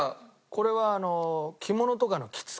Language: Japanese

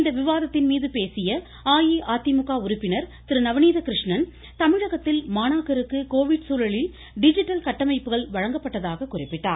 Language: Tamil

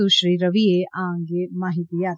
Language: Gujarati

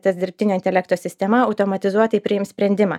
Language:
Lithuanian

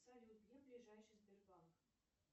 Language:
Russian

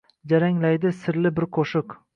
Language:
Uzbek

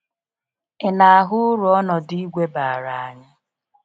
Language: Igbo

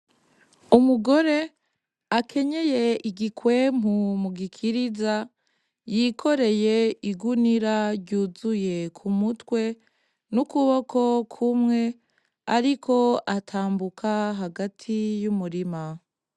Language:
Rundi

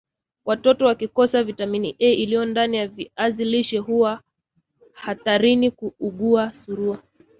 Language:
Swahili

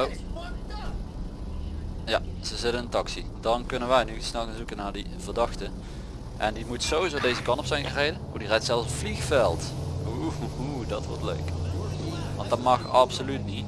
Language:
Dutch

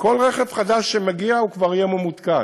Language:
Hebrew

